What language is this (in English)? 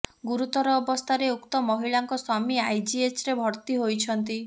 Odia